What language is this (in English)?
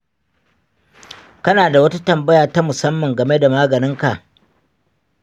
Hausa